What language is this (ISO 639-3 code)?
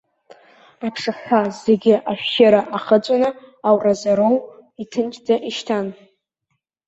abk